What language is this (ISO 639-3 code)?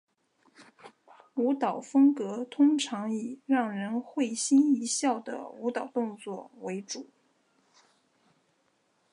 zho